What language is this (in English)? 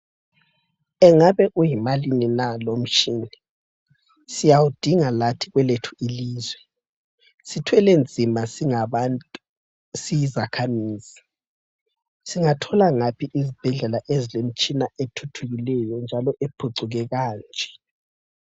North Ndebele